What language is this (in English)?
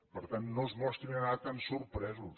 Catalan